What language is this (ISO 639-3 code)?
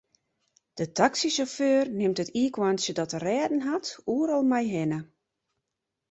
fry